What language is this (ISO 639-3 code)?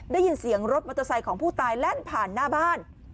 tha